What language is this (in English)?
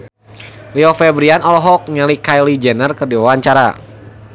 Sundanese